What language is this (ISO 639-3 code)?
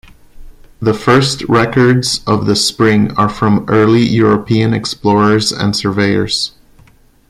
eng